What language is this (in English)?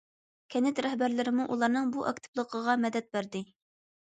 Uyghur